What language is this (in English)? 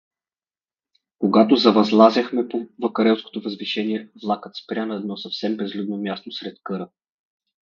Bulgarian